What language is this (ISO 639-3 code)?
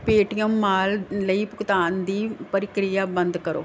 pan